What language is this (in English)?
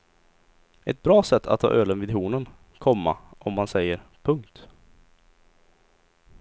Swedish